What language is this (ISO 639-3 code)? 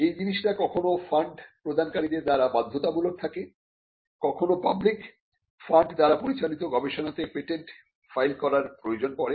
ben